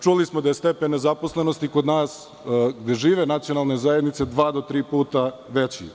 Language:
Serbian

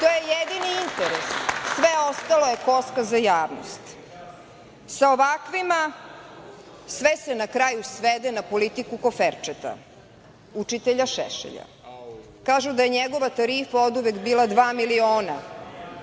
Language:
Serbian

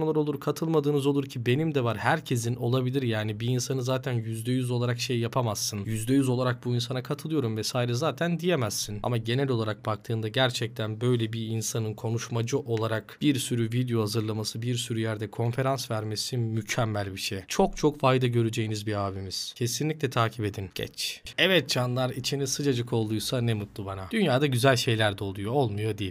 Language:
Turkish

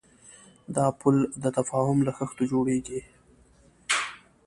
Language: Pashto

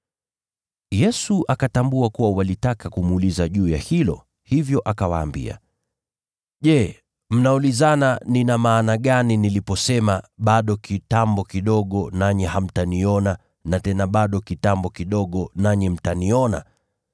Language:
Swahili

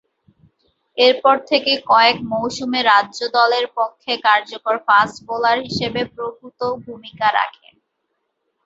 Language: Bangla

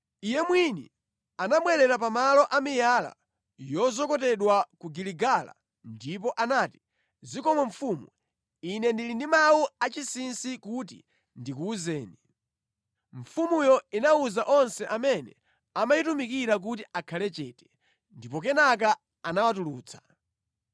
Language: Nyanja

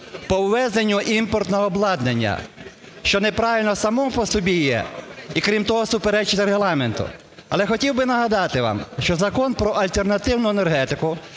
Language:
Ukrainian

